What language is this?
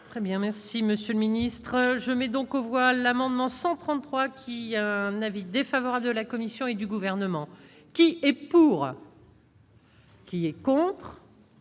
French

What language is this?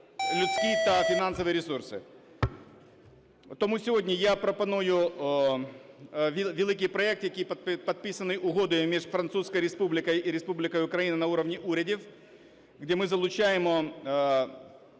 Ukrainian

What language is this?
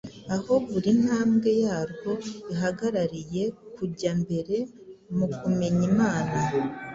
Kinyarwanda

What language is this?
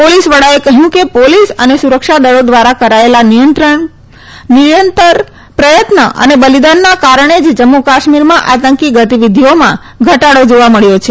Gujarati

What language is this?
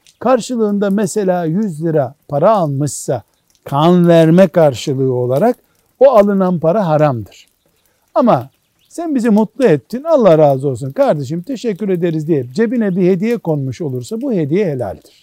Turkish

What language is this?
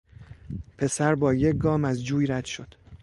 Persian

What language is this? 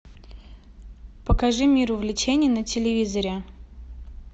Russian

